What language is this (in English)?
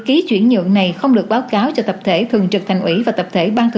Vietnamese